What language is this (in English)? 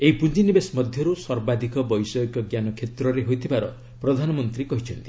Odia